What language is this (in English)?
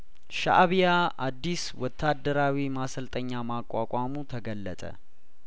Amharic